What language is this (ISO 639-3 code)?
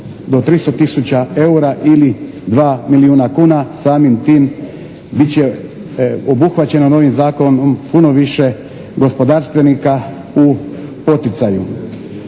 hrv